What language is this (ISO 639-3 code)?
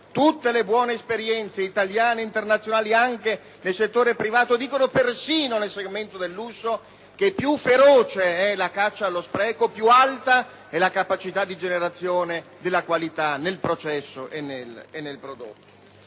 ita